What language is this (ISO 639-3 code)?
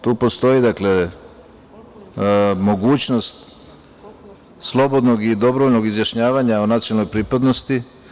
srp